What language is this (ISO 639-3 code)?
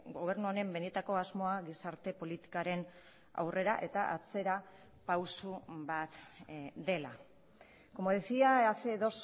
eus